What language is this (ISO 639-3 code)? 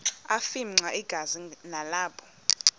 xho